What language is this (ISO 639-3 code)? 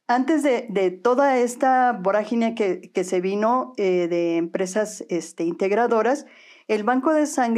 spa